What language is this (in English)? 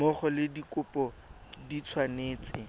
Tswana